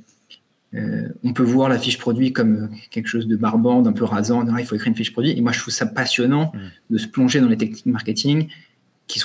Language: French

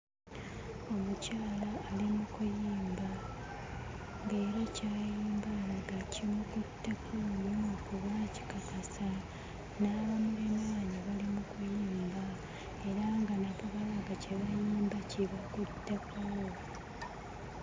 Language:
Ganda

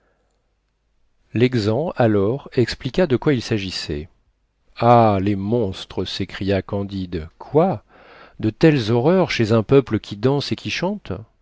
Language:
French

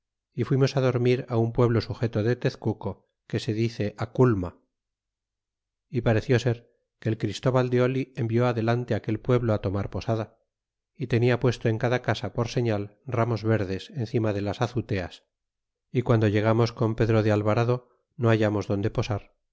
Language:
Spanish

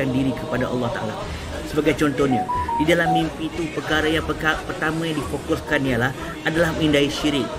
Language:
Malay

